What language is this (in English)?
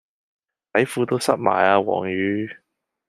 Cantonese